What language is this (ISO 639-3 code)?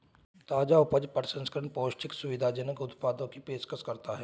hin